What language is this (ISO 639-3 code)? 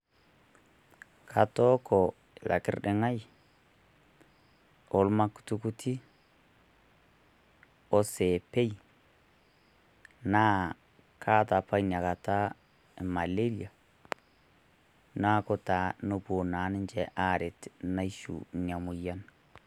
mas